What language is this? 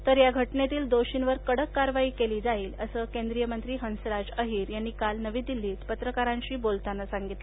Marathi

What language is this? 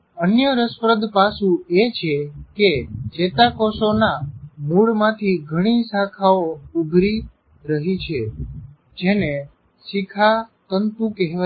Gujarati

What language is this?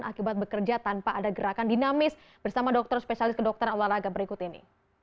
Indonesian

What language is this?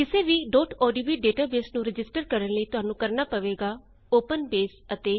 Punjabi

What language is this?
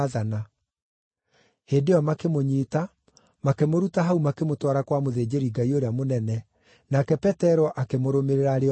Kikuyu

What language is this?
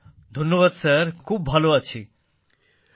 Bangla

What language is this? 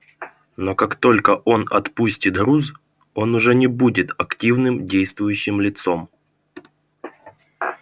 Russian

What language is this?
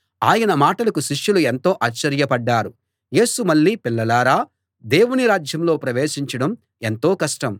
Telugu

